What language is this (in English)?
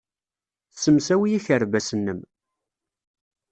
Kabyle